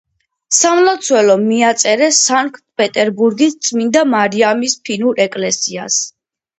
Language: Georgian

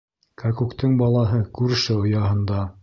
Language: Bashkir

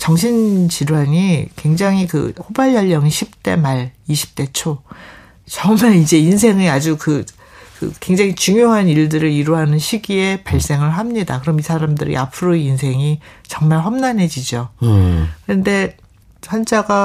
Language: Korean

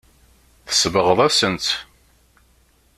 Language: Kabyle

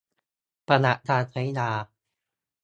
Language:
Thai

